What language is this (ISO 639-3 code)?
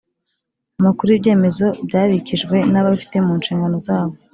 kin